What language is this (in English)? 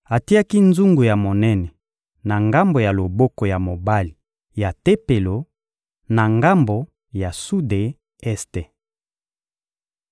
Lingala